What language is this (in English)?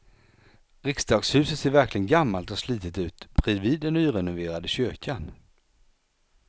Swedish